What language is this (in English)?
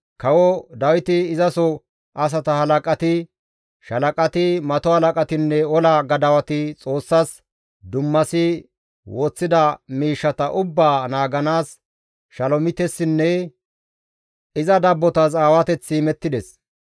Gamo